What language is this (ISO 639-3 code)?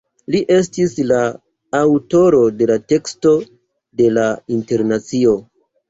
epo